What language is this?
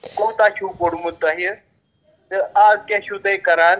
Kashmiri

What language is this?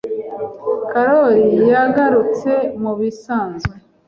Kinyarwanda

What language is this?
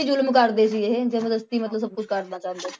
Punjabi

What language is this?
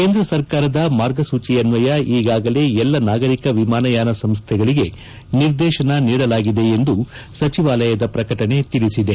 Kannada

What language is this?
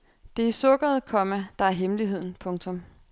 Danish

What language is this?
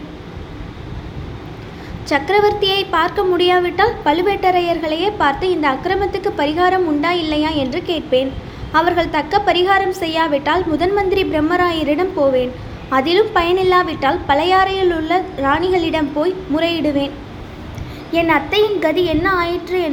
Tamil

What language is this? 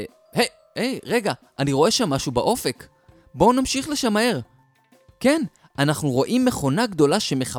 Hebrew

